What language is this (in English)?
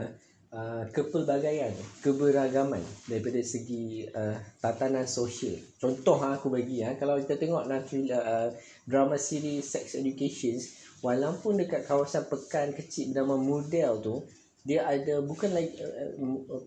Malay